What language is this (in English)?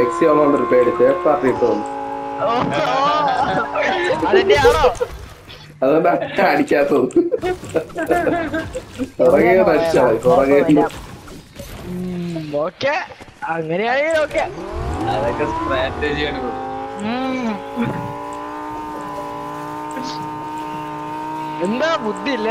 Malayalam